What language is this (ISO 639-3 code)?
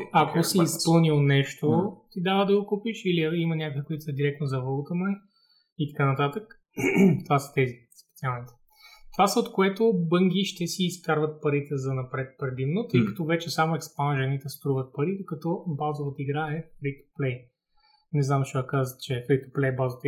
bul